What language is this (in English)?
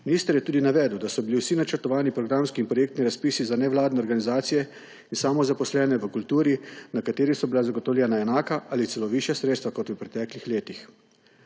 Slovenian